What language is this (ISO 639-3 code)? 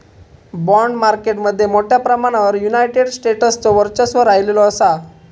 mar